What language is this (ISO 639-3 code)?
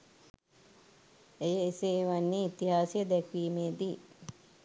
sin